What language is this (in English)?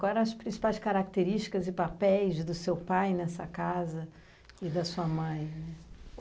Portuguese